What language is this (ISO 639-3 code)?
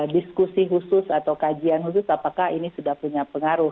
ind